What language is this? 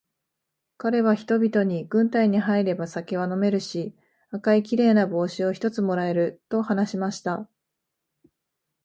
Japanese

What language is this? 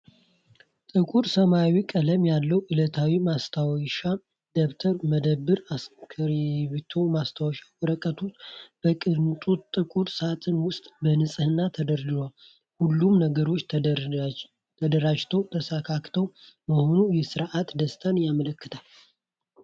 Amharic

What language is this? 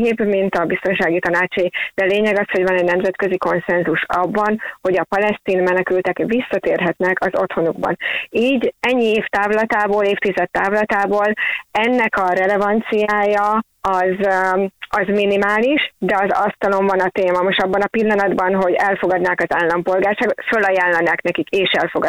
Hungarian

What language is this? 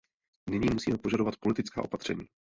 Czech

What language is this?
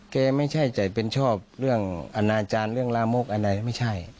Thai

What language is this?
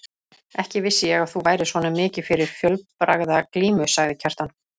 Icelandic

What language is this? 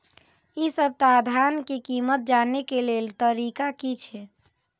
Maithili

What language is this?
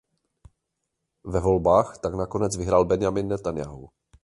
Czech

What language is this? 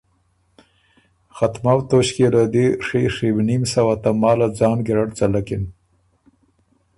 Ormuri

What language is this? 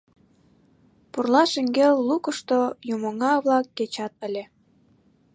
Mari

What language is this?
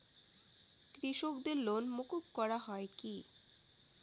Bangla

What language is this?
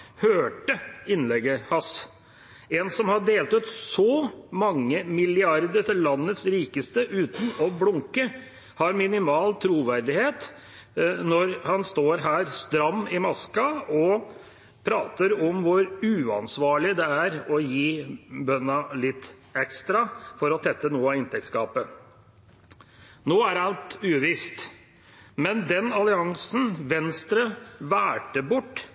Norwegian Bokmål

